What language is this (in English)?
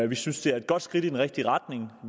Danish